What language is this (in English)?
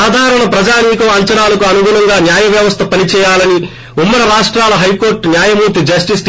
Telugu